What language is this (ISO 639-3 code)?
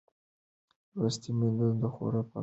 pus